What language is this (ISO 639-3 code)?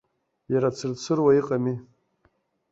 abk